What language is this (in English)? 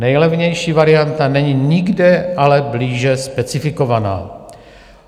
Czech